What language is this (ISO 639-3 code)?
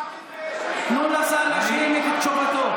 heb